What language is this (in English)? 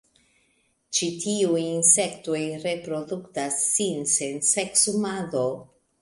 Esperanto